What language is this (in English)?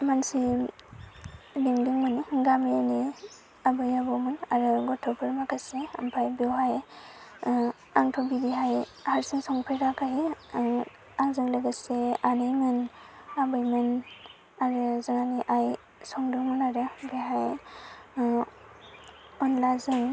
Bodo